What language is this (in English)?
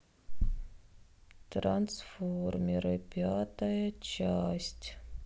Russian